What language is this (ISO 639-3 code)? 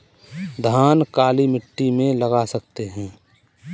hin